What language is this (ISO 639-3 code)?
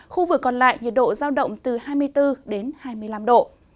vie